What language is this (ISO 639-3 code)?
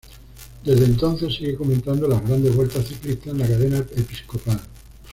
spa